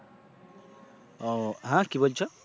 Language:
Bangla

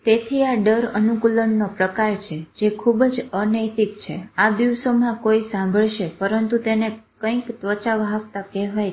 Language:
Gujarati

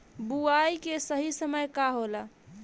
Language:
Bhojpuri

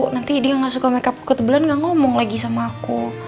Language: Indonesian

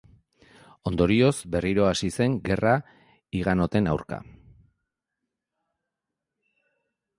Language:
Basque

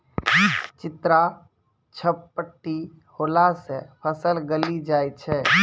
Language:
Maithili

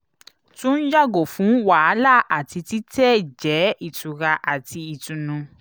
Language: Yoruba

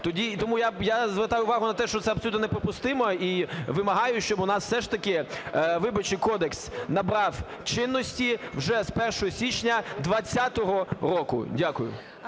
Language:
Ukrainian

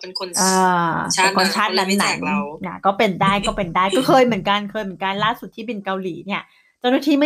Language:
Thai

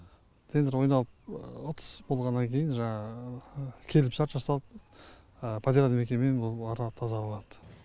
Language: Kazakh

